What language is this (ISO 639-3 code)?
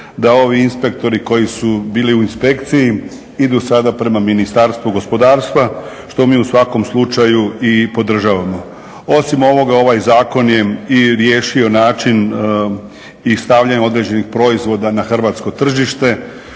hrv